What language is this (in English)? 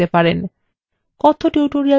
Bangla